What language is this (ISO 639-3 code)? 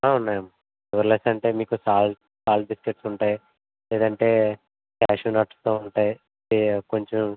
tel